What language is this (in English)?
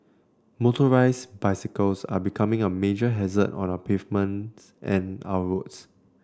English